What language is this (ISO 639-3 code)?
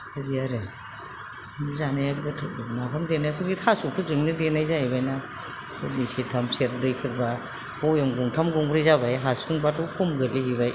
brx